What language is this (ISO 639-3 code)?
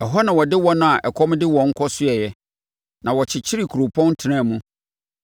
aka